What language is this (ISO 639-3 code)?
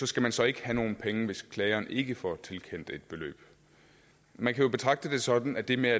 dan